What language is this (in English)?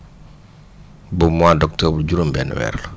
Wolof